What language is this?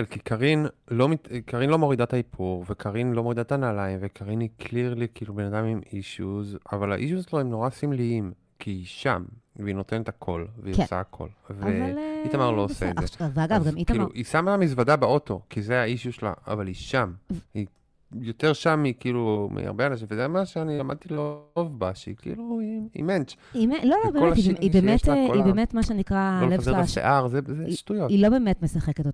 Hebrew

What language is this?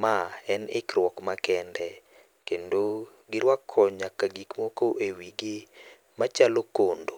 Luo (Kenya and Tanzania)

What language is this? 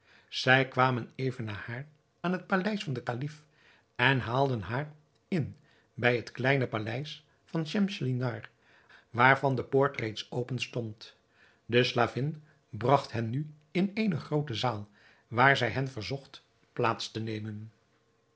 Dutch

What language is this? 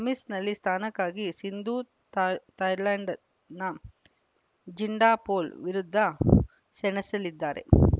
Kannada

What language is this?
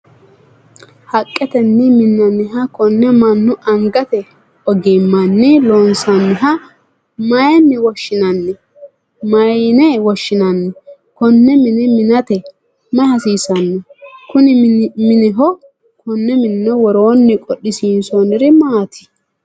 Sidamo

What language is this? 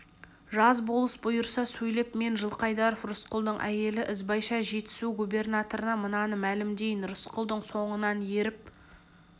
Kazakh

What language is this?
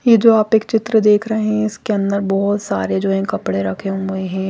Hindi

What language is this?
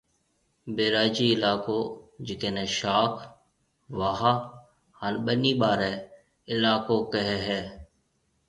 Marwari (Pakistan)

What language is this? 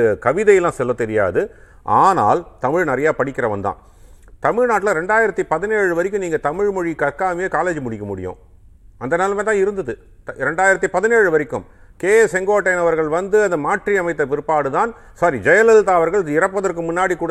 Tamil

